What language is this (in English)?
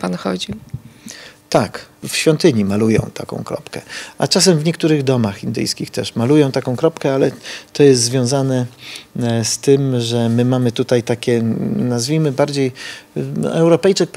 Polish